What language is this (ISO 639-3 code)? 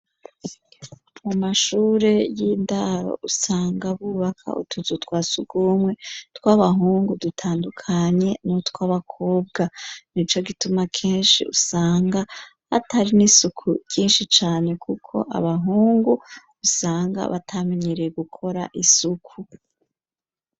run